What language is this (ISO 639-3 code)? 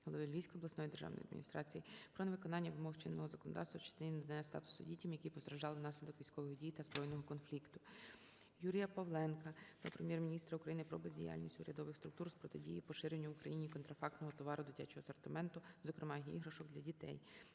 ukr